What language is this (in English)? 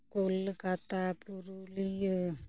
Santali